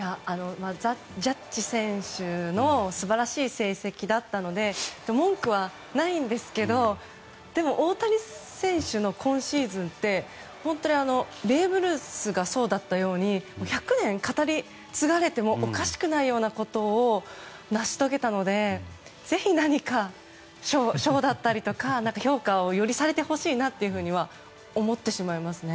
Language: Japanese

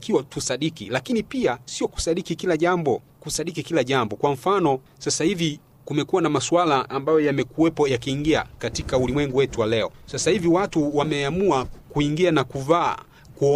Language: Swahili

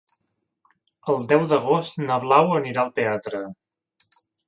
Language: Catalan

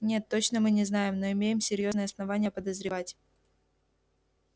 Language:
Russian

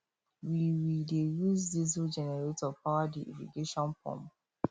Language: Nigerian Pidgin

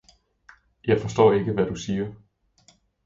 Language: Danish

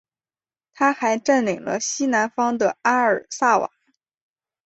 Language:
Chinese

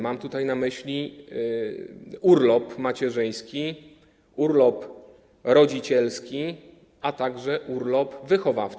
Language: Polish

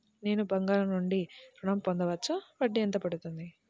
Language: Telugu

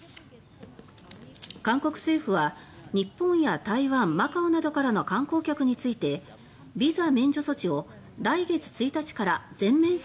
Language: Japanese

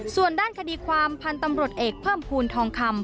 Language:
Thai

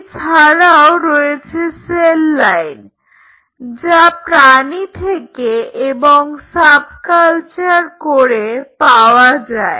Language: Bangla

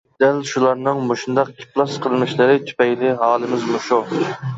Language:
Uyghur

